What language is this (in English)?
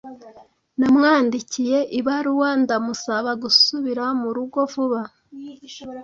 Kinyarwanda